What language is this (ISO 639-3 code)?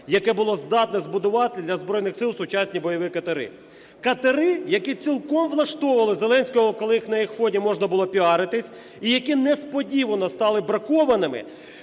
ukr